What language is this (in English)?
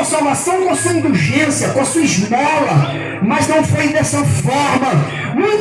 Portuguese